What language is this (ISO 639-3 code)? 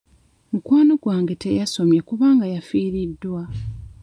lug